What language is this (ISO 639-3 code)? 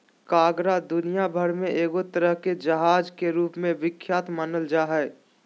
mag